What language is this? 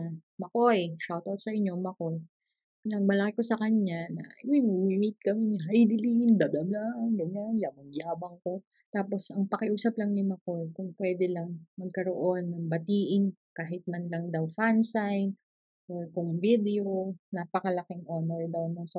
Filipino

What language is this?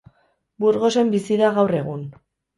Basque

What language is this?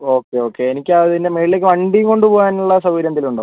Malayalam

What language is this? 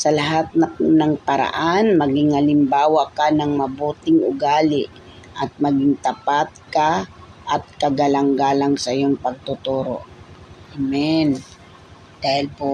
Filipino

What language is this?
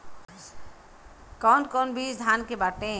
Bhojpuri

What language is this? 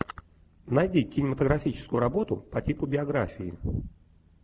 Russian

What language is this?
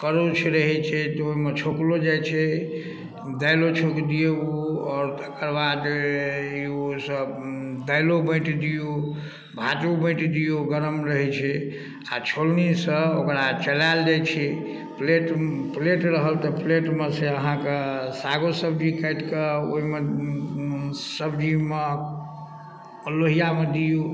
Maithili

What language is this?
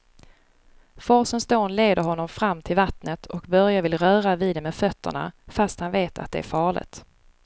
Swedish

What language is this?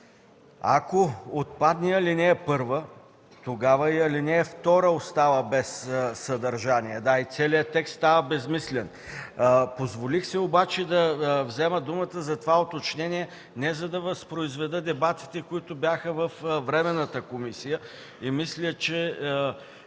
Bulgarian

